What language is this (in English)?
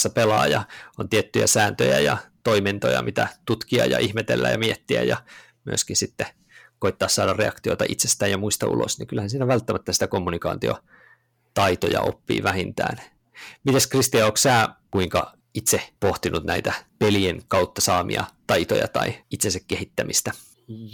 Finnish